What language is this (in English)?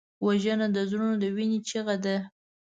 Pashto